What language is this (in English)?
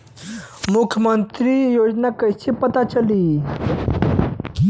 Bhojpuri